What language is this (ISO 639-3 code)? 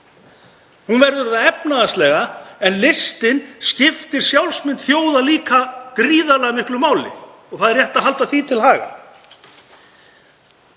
isl